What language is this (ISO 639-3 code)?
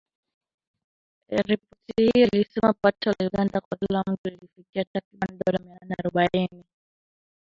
swa